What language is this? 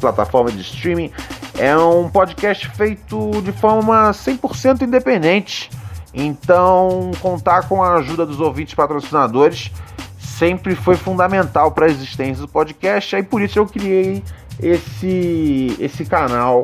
Portuguese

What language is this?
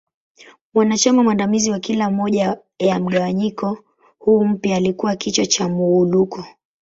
Swahili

